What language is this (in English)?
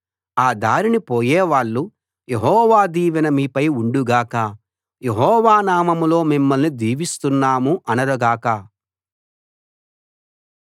Telugu